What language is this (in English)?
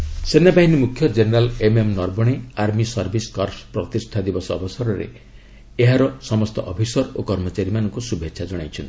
Odia